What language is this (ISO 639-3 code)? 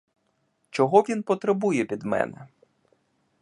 ukr